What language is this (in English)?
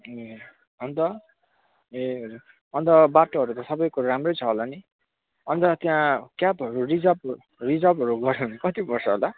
Nepali